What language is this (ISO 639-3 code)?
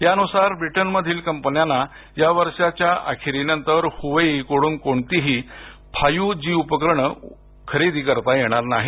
mar